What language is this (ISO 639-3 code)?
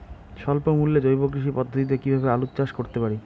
ben